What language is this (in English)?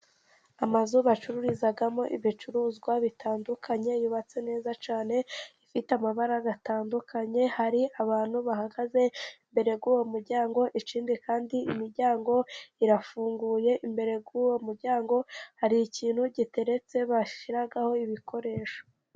Kinyarwanda